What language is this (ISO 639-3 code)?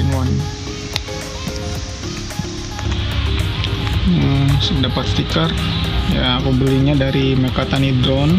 ind